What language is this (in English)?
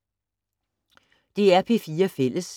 Danish